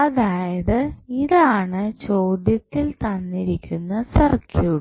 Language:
Malayalam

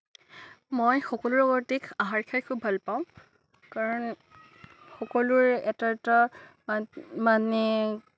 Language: Assamese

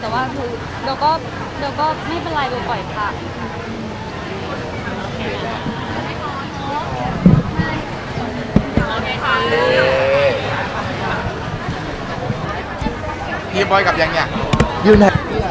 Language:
Thai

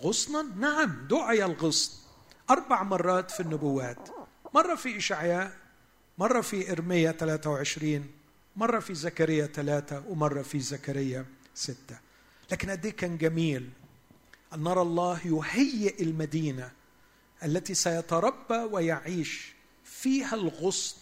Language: Arabic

